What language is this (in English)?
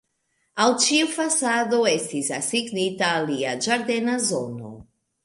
Esperanto